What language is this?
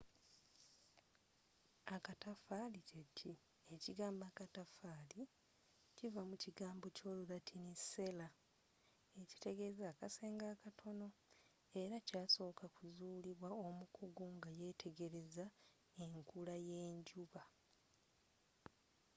Ganda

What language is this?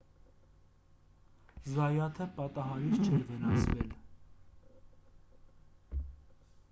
Armenian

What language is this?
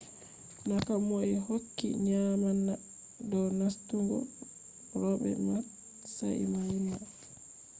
Fula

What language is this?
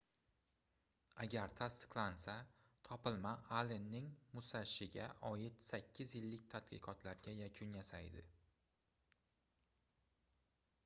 Uzbek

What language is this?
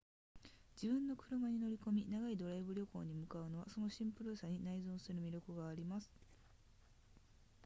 Japanese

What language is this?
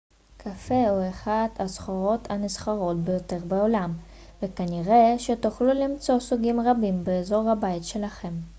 Hebrew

